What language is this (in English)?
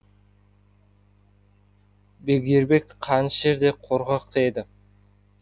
Kazakh